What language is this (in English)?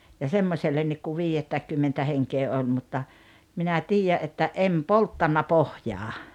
Finnish